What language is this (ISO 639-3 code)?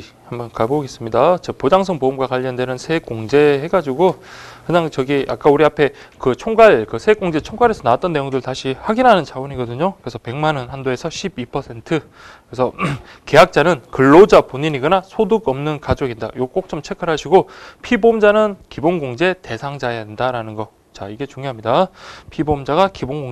kor